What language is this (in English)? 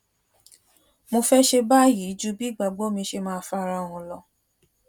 Yoruba